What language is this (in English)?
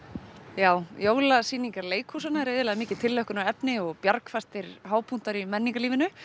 Icelandic